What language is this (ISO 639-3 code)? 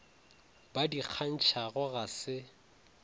nso